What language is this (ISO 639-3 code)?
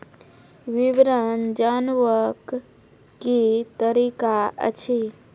mai